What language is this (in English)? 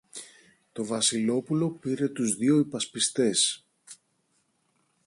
Greek